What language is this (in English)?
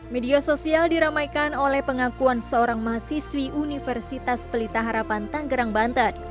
Indonesian